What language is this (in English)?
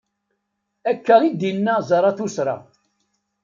Kabyle